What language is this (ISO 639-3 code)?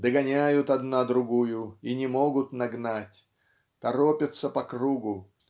rus